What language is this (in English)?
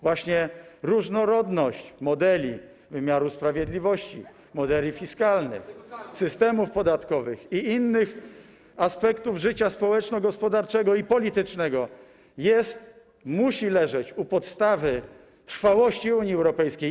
Polish